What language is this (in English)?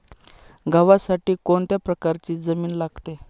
Marathi